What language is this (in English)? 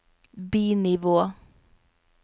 Norwegian